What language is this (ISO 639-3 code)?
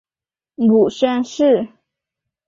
zho